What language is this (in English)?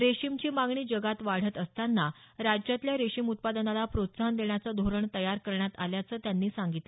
Marathi